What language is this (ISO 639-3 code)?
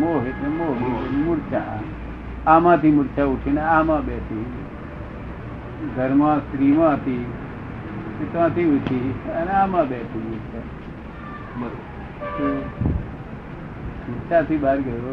guj